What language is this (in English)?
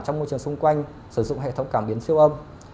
Vietnamese